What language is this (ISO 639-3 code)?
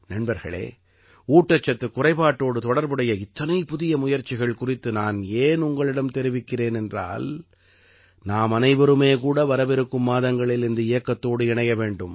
tam